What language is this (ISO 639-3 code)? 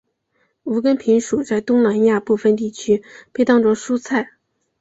zho